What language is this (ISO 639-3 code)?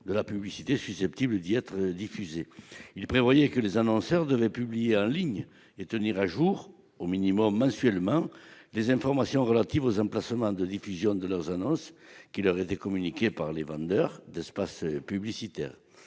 fra